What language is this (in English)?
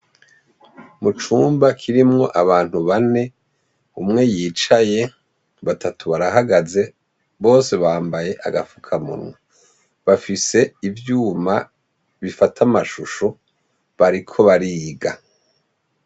Rundi